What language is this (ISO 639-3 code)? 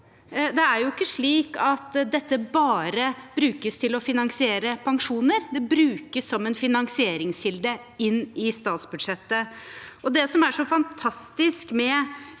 nor